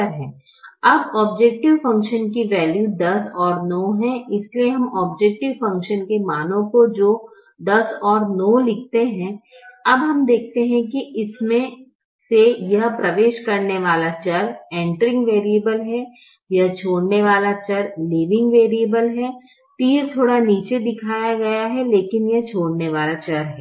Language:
Hindi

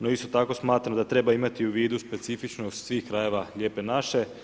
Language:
Croatian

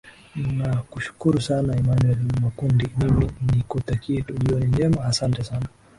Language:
Swahili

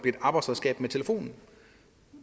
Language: Danish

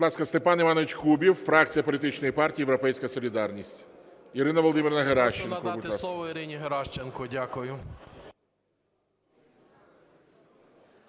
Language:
Ukrainian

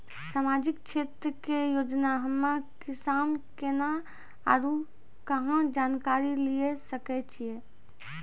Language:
Maithili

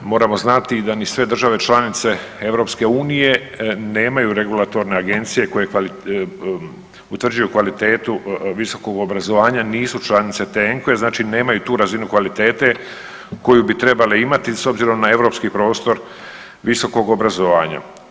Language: Croatian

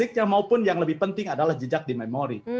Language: Indonesian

